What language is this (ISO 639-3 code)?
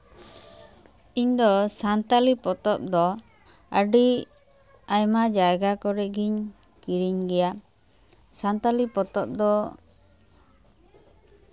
sat